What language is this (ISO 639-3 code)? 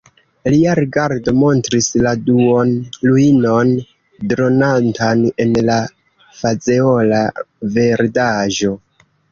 epo